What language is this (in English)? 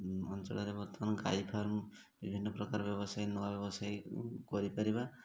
Odia